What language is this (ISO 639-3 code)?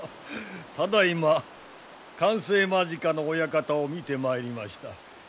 jpn